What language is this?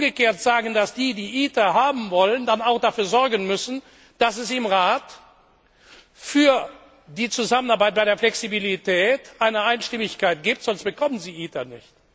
German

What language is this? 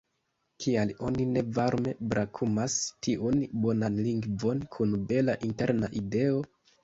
Esperanto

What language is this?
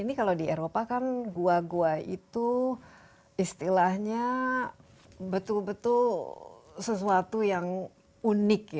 Indonesian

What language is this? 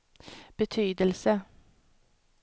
Swedish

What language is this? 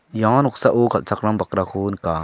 Garo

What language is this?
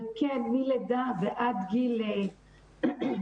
Hebrew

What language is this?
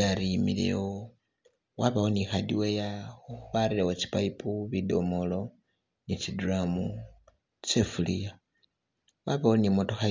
Masaaba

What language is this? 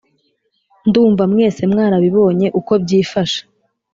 Kinyarwanda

